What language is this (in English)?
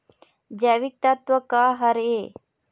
Chhattisgarhi